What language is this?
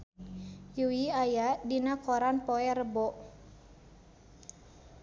Sundanese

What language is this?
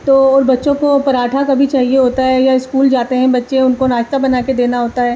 Urdu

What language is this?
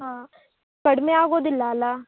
Kannada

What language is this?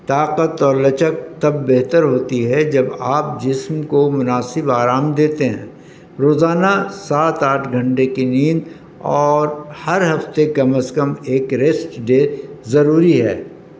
Urdu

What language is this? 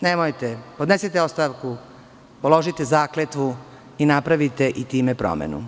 Serbian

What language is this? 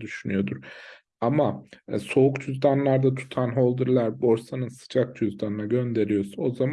Turkish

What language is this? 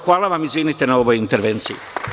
Serbian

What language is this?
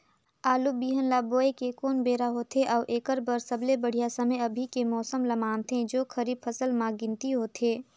Chhattisgarhi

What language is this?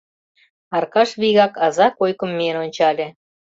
Mari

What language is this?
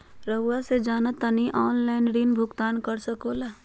Magahi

